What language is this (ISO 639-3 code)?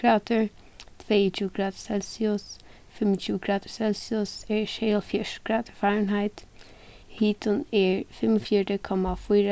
fao